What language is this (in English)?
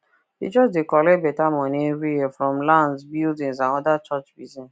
Nigerian Pidgin